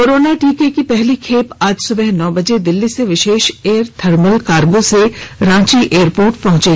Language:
Hindi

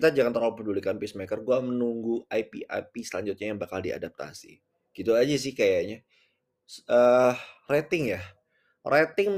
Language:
Indonesian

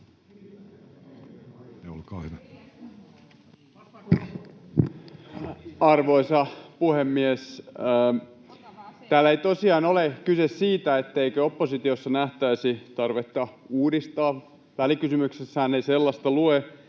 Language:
Finnish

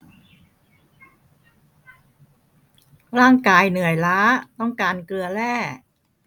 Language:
Thai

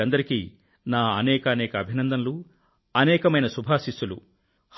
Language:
Telugu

